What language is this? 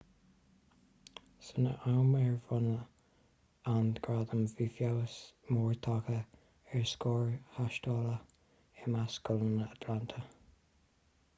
Irish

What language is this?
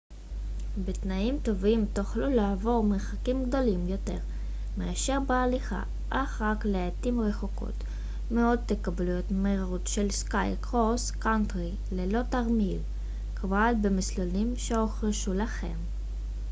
Hebrew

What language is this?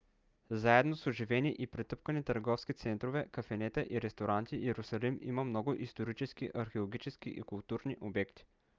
Bulgarian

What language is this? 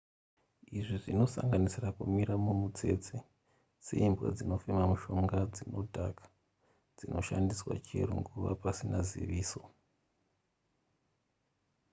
Shona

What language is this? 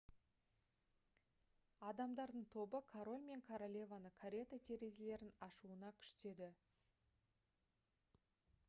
Kazakh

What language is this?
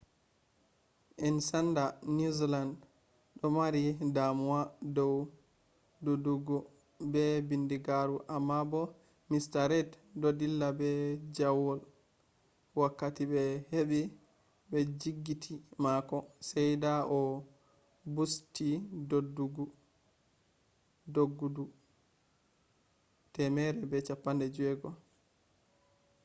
Fula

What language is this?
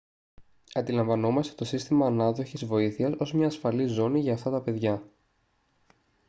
Greek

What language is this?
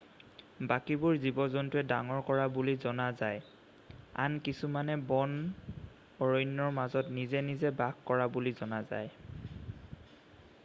Assamese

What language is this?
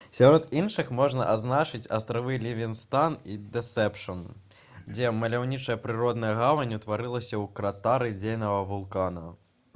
Belarusian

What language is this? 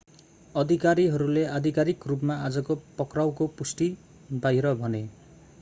Nepali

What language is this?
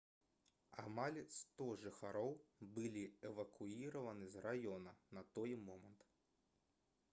Belarusian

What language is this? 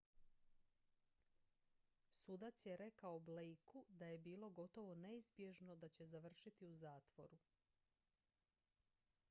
Croatian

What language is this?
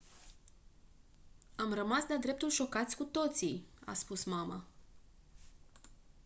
Romanian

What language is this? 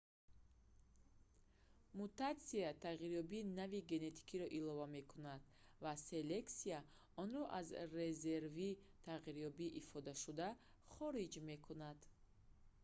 Tajik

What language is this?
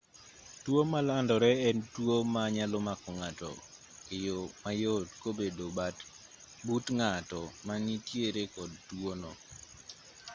Luo (Kenya and Tanzania)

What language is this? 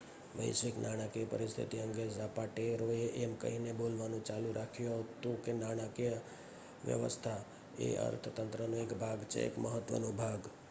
Gujarati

